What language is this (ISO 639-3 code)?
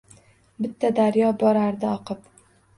uzb